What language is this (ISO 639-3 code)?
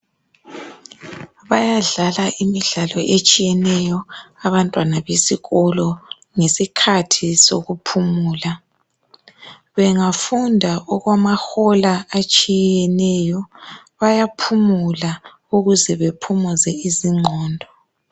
nde